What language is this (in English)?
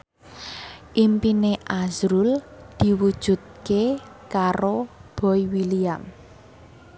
Javanese